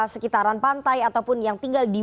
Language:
Indonesian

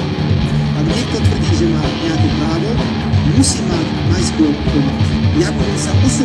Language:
Slovak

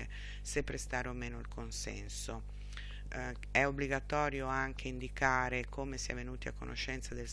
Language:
Italian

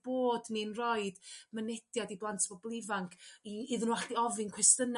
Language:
Welsh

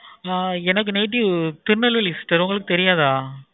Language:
Tamil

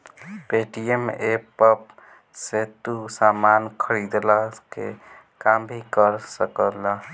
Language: Bhojpuri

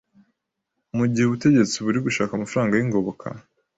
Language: Kinyarwanda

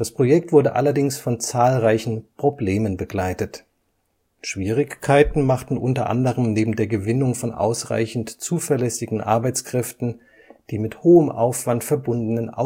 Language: German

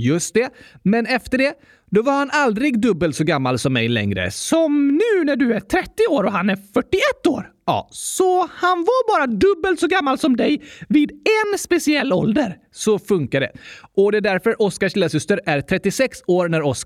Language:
Swedish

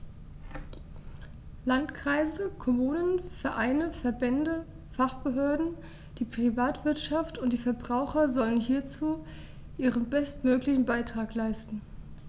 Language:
German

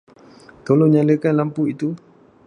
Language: Malay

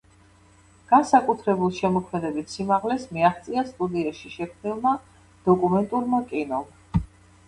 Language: Georgian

